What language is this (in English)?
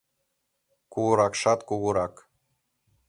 Mari